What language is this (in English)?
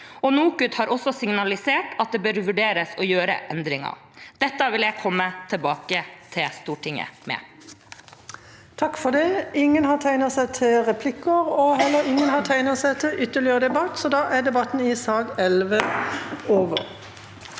Norwegian